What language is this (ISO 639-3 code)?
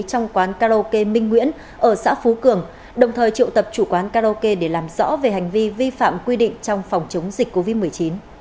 vie